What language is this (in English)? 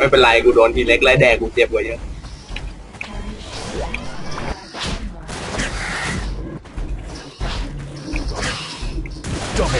Thai